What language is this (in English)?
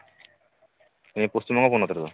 Santali